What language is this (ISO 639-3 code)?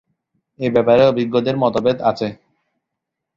ben